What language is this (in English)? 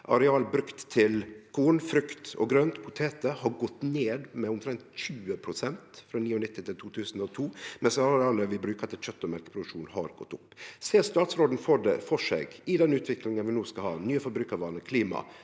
Norwegian